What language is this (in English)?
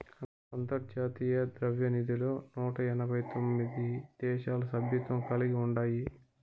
Telugu